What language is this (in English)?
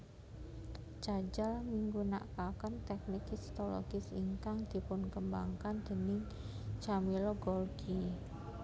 Javanese